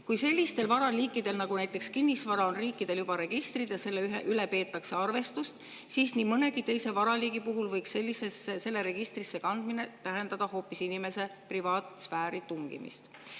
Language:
Estonian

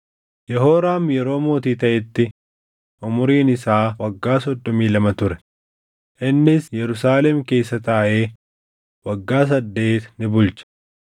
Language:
Oromo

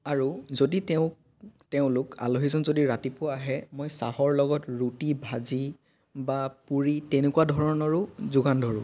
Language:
Assamese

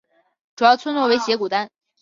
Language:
Chinese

